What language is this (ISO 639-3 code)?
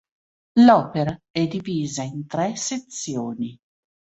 ita